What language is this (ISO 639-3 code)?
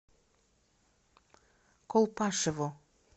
rus